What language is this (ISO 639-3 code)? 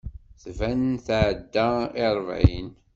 kab